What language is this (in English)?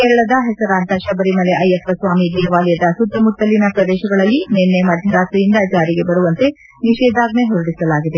Kannada